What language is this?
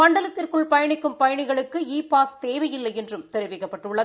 Tamil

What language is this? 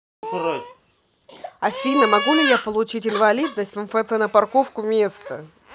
Russian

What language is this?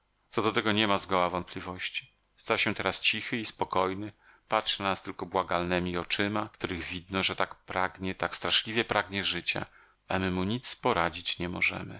Polish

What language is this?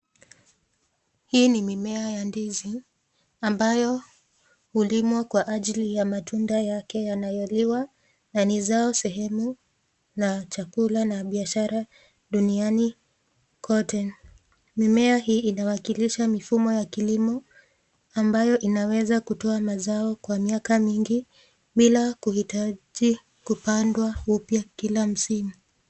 Swahili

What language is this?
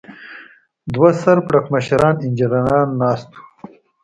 Pashto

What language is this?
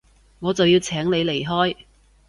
Cantonese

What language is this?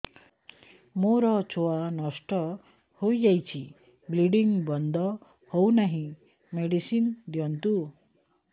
Odia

